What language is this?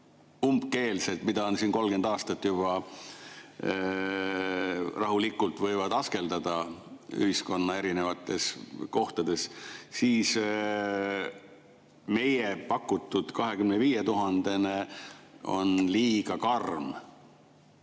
Estonian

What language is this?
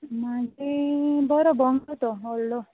Konkani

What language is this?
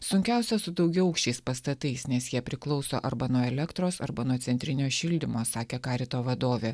Lithuanian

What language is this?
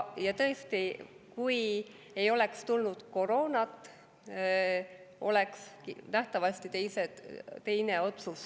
Estonian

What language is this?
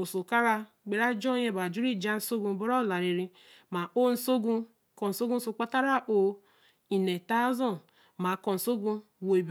Eleme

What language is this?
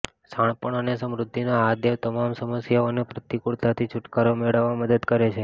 Gujarati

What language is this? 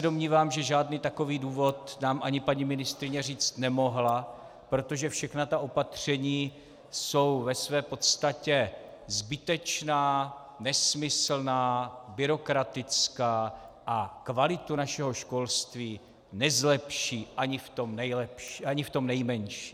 Czech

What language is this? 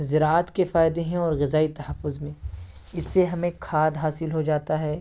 Urdu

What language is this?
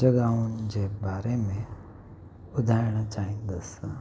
Sindhi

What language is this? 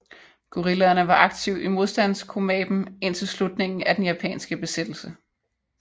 Danish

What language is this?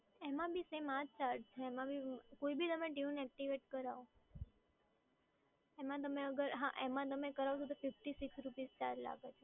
Gujarati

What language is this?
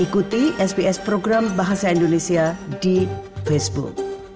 Indonesian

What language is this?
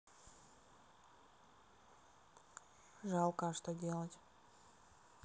Russian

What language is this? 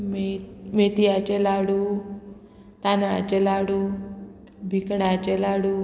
Konkani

